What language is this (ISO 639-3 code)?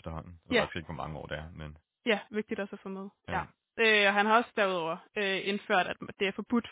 dan